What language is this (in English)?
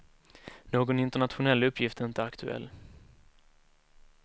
Swedish